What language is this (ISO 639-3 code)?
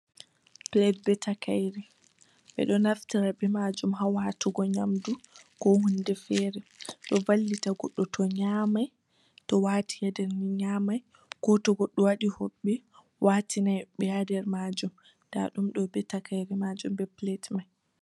ful